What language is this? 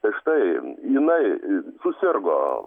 Lithuanian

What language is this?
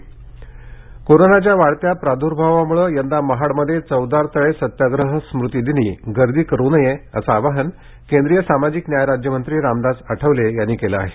Marathi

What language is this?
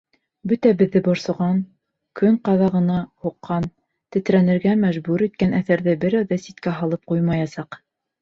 Bashkir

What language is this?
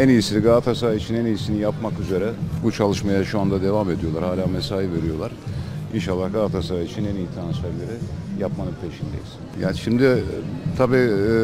Turkish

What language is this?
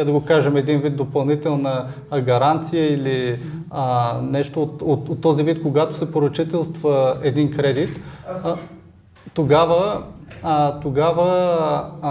Bulgarian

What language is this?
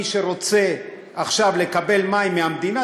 Hebrew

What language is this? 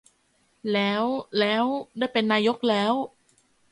Thai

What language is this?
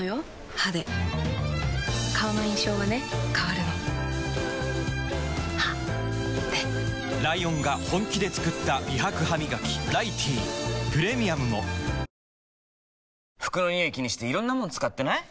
Japanese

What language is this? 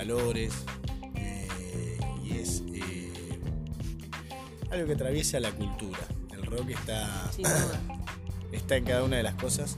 Spanish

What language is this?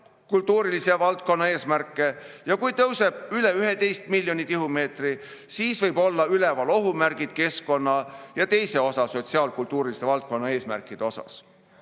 Estonian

